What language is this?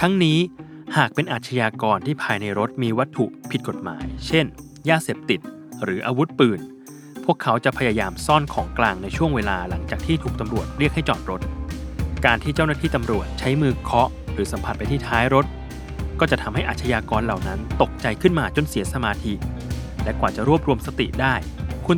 Thai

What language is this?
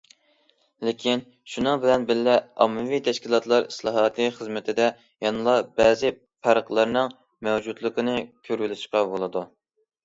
Uyghur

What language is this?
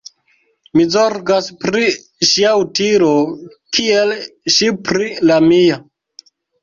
Esperanto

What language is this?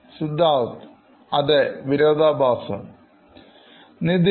Malayalam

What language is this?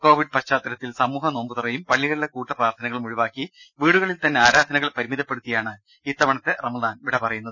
Malayalam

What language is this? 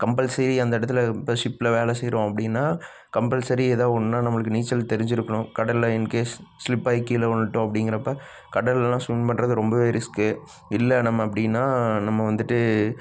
Tamil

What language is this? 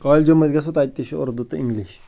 Kashmiri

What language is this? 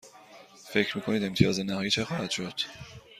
Persian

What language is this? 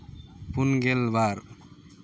Santali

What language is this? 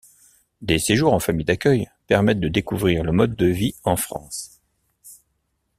French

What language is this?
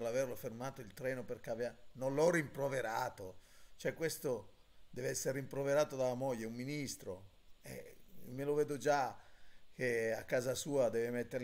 Italian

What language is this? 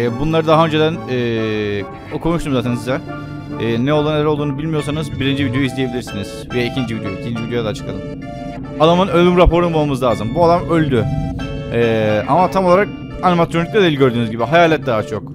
Turkish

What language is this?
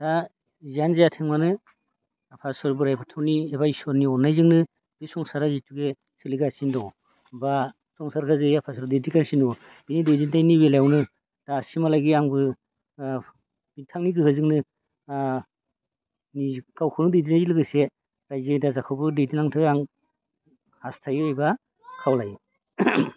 Bodo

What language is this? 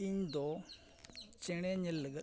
Santali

